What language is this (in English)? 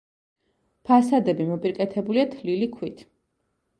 Georgian